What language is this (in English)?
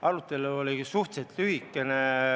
Estonian